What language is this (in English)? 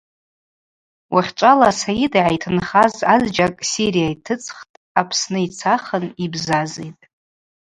Abaza